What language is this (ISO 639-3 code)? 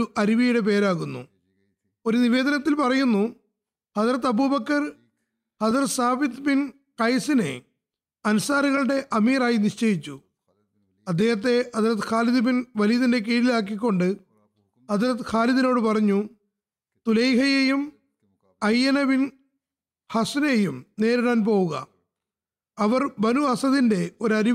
mal